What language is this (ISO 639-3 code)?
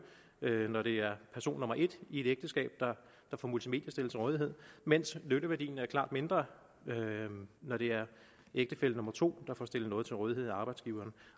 dan